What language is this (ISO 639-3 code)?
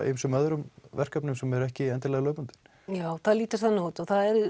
isl